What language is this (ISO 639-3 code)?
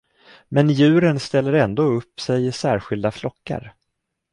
swe